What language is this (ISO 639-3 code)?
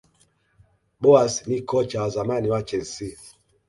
swa